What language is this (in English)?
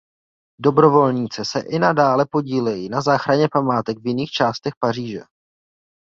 Czech